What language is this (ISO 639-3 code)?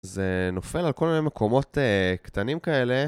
heb